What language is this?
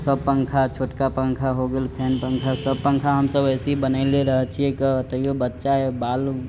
Maithili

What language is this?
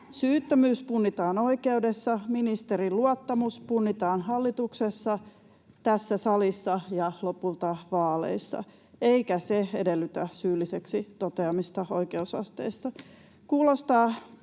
Finnish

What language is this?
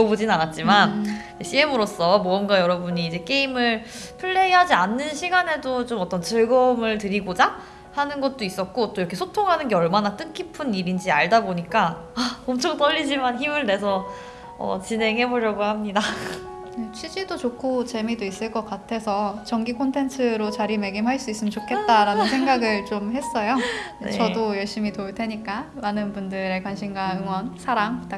Korean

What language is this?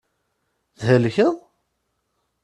Kabyle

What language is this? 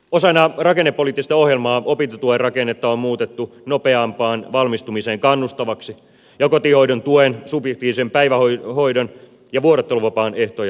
Finnish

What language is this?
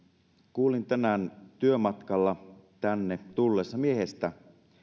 Finnish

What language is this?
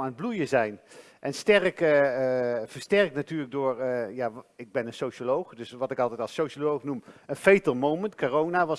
Dutch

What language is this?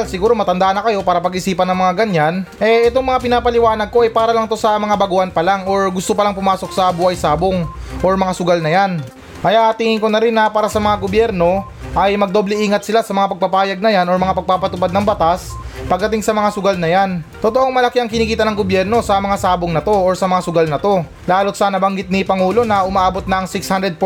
Filipino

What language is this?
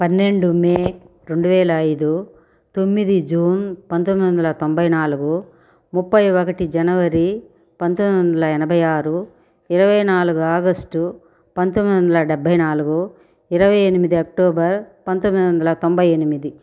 Telugu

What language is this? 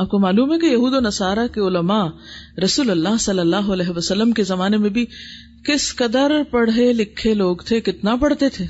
Urdu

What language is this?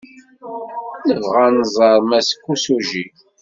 Kabyle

